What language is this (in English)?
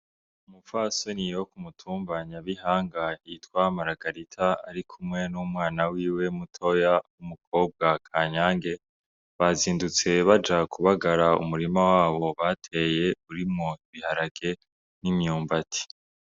Rundi